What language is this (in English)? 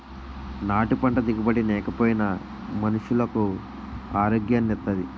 Telugu